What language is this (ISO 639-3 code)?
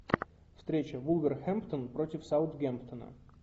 rus